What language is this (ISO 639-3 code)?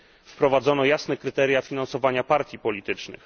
pol